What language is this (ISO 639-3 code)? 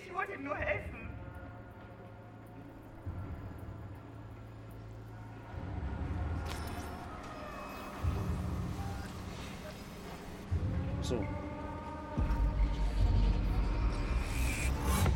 deu